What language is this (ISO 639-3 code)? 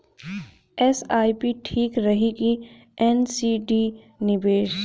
bho